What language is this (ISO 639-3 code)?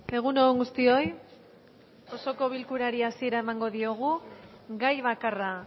eus